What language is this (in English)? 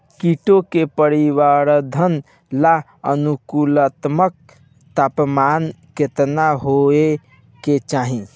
Bhojpuri